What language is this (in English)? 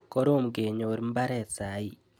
Kalenjin